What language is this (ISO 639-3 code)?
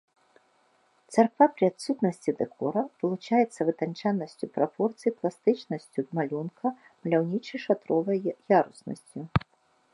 bel